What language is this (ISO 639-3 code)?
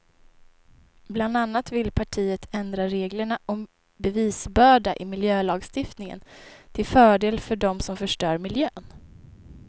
swe